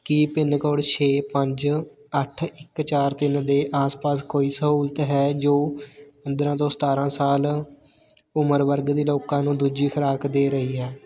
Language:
Punjabi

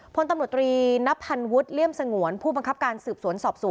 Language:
Thai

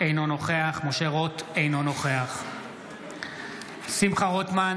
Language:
Hebrew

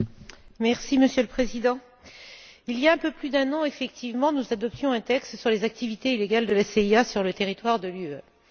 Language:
French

